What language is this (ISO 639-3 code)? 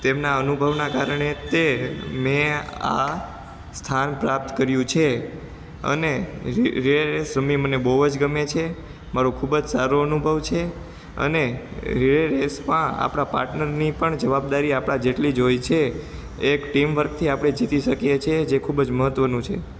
guj